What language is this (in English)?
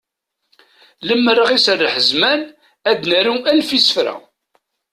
Kabyle